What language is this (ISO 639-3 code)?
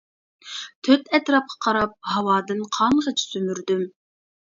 uig